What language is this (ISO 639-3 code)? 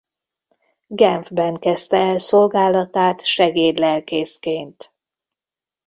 hun